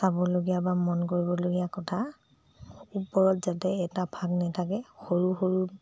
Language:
Assamese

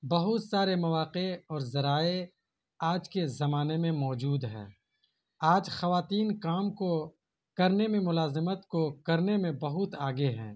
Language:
Urdu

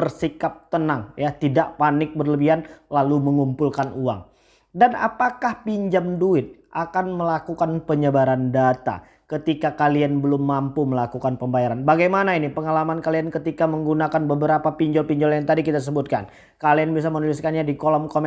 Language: Indonesian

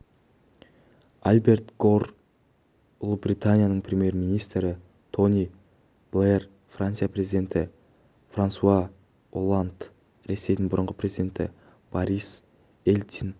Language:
Kazakh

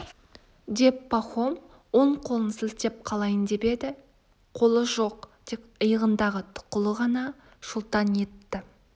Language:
Kazakh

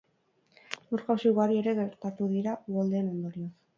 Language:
Basque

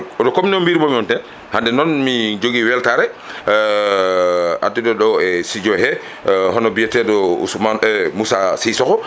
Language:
Fula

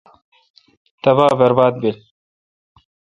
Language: Kalkoti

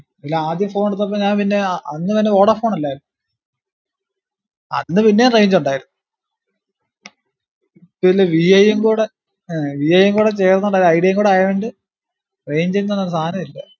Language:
Malayalam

